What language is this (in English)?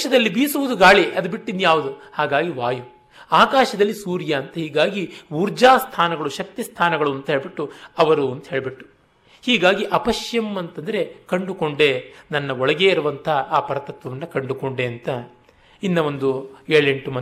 Kannada